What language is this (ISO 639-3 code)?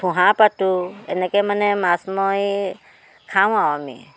asm